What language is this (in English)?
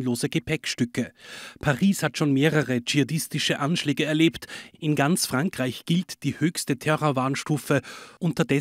German